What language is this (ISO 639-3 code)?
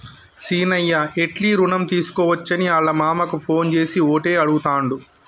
tel